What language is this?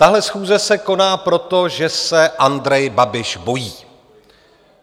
Czech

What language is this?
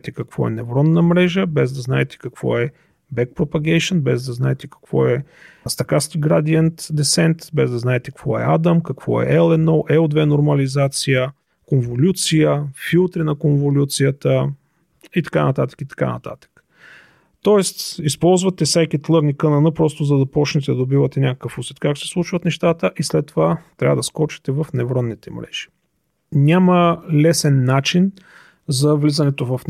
Bulgarian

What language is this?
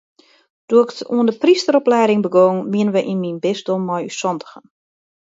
Western Frisian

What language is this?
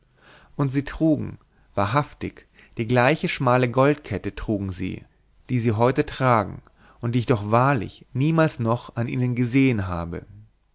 German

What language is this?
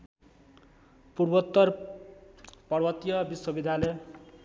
Nepali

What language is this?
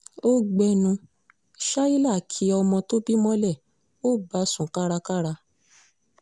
Yoruba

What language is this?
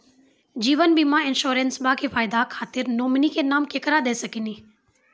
Maithili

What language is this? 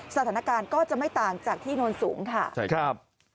Thai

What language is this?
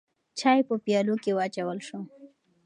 Pashto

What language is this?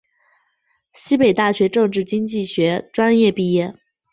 Chinese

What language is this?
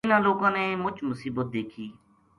Gujari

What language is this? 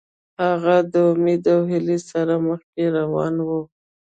Pashto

